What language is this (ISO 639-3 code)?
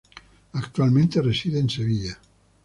spa